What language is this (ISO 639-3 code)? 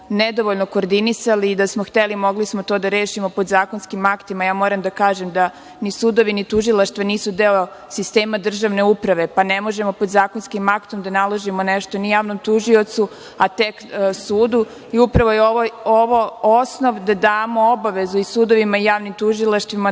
srp